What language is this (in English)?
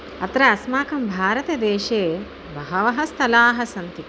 Sanskrit